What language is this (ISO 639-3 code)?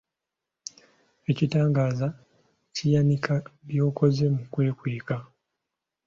lug